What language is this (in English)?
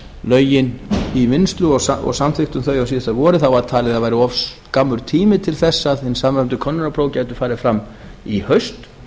Icelandic